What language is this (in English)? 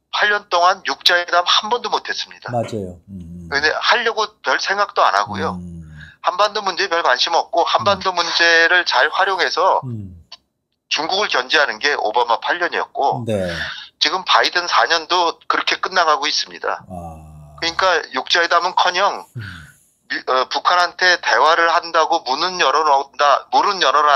Korean